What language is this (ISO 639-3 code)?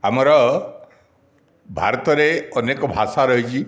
ori